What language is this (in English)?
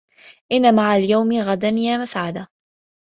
Arabic